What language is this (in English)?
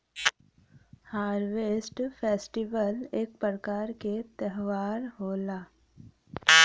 Bhojpuri